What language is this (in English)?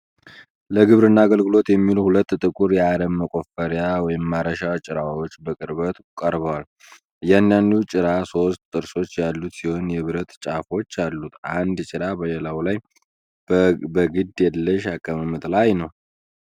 Amharic